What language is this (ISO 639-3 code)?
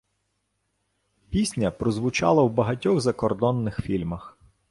ukr